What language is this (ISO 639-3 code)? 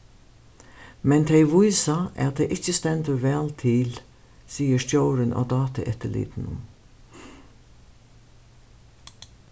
fao